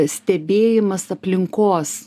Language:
Lithuanian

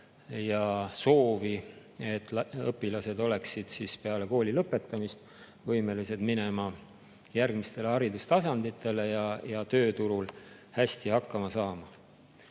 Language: Estonian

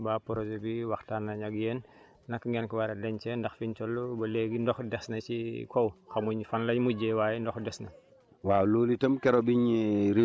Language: Wolof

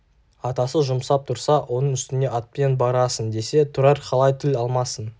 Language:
Kazakh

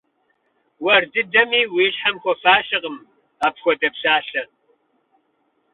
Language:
Kabardian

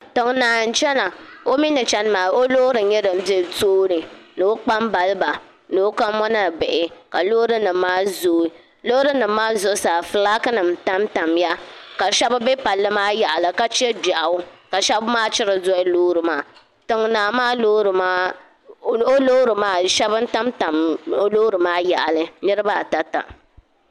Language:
Dagbani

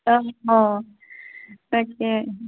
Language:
Assamese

